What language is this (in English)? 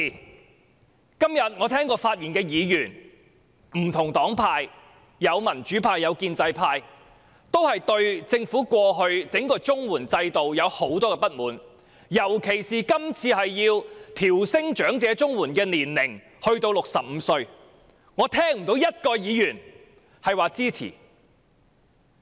Cantonese